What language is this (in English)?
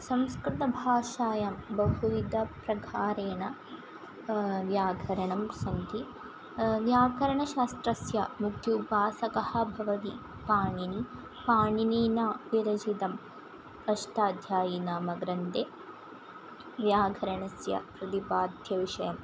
Sanskrit